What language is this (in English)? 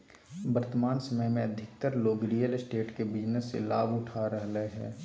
Magahi